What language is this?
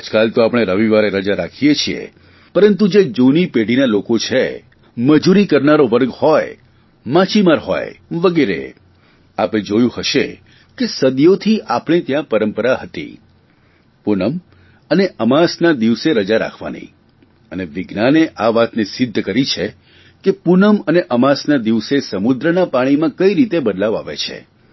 Gujarati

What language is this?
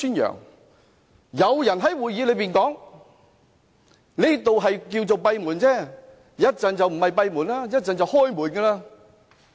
Cantonese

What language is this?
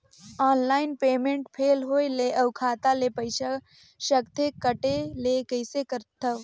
Chhattisgarhi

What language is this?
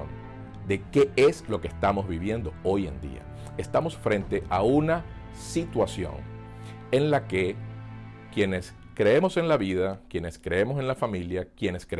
Spanish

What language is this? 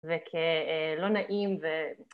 Hebrew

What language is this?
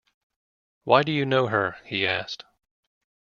English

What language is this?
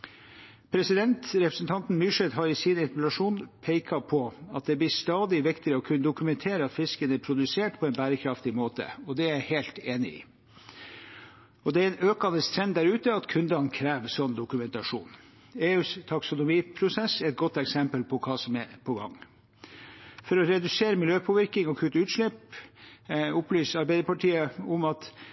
Norwegian Bokmål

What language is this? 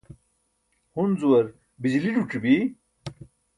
Burushaski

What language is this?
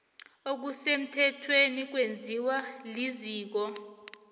South Ndebele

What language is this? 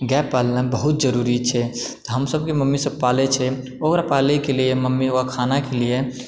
Maithili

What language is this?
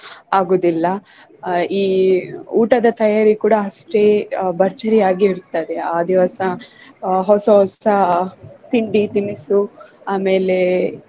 Kannada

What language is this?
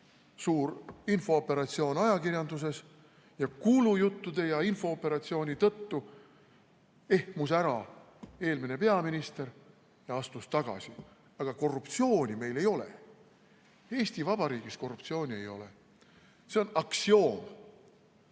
Estonian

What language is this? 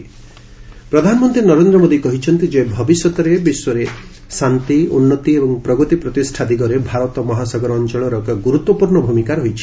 Odia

